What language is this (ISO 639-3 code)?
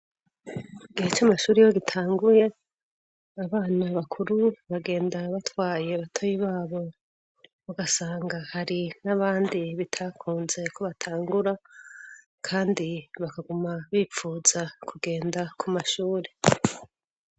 run